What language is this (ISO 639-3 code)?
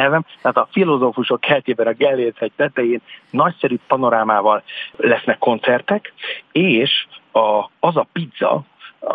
hun